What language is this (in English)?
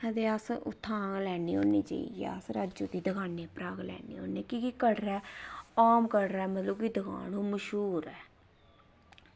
Dogri